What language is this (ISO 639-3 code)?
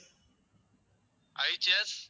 tam